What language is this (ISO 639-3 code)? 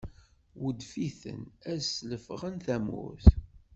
kab